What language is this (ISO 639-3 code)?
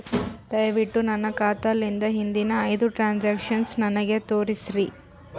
kan